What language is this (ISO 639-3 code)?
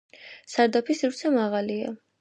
kat